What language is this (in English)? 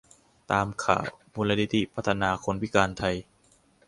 Thai